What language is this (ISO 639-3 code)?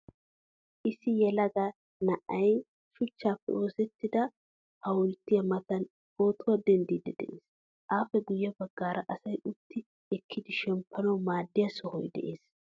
wal